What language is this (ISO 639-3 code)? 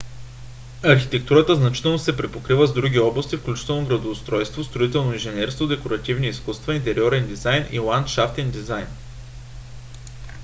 bul